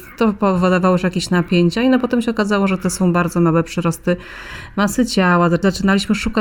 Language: Polish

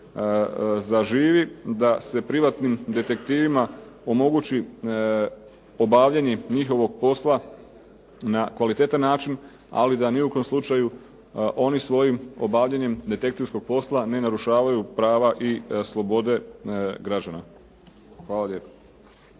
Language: Croatian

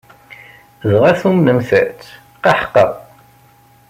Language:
Kabyle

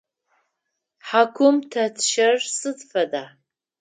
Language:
Adyghe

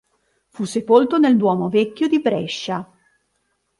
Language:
Italian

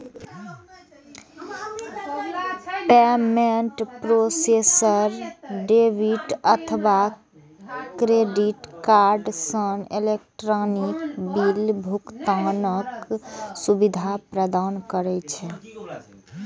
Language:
Maithili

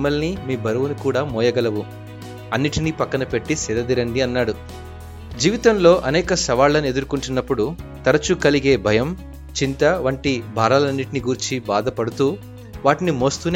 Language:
Telugu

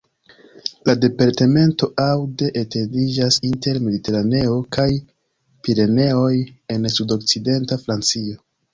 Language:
Esperanto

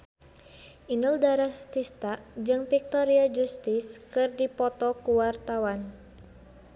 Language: Sundanese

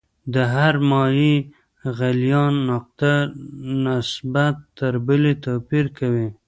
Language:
Pashto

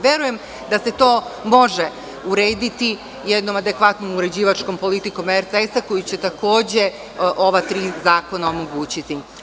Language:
Serbian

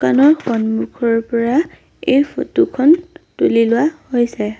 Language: Assamese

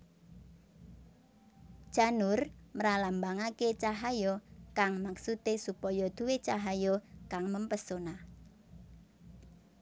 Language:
Javanese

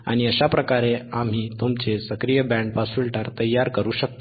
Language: Marathi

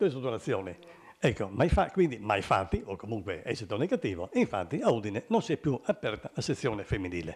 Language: Italian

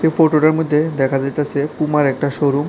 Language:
Bangla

